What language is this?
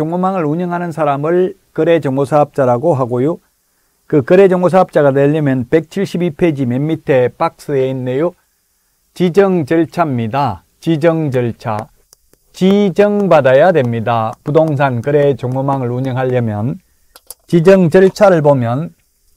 Korean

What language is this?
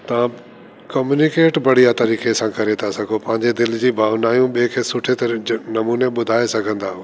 Sindhi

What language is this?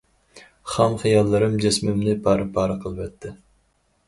Uyghur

